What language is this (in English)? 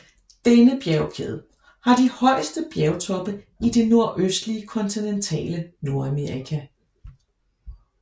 Danish